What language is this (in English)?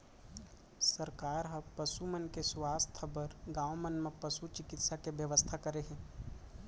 Chhattisgarhi